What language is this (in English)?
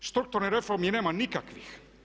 Croatian